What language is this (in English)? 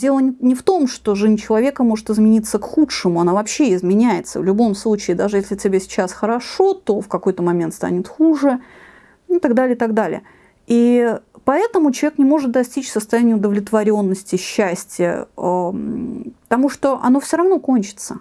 Russian